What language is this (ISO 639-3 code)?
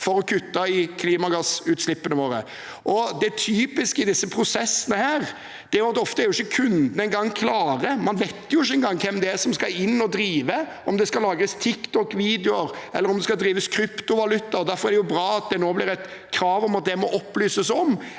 nor